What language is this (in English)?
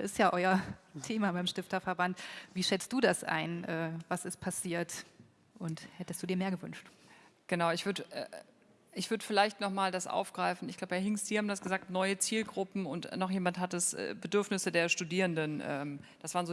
German